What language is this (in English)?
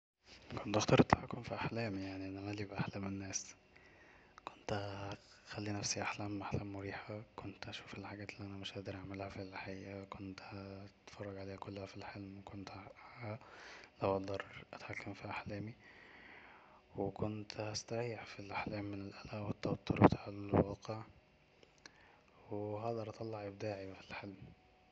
Egyptian Arabic